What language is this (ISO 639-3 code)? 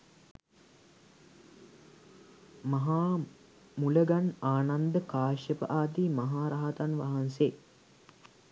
sin